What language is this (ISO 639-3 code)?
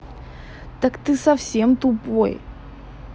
rus